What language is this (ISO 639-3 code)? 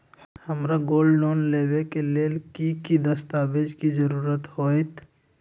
mag